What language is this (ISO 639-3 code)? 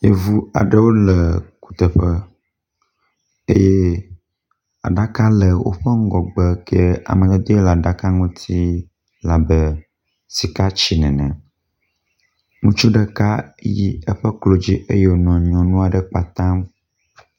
ewe